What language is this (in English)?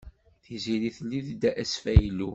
Kabyle